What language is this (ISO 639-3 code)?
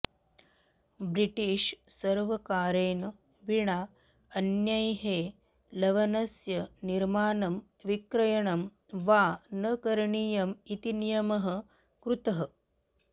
san